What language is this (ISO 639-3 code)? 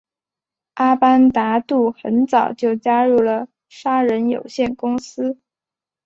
zho